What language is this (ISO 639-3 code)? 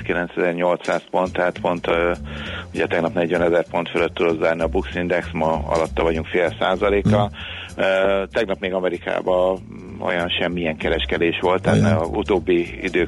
hun